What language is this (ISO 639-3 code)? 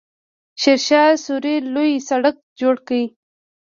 pus